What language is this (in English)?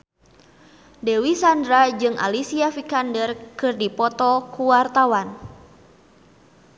Sundanese